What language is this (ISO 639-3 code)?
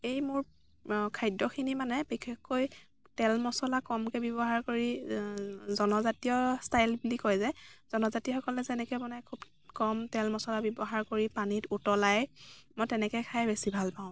asm